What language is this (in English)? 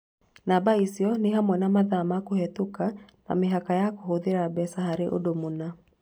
Kikuyu